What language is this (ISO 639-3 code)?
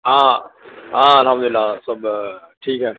urd